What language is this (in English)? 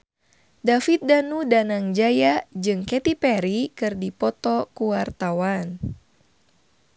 Sundanese